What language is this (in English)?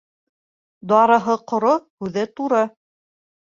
Bashkir